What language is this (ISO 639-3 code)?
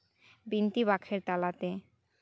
sat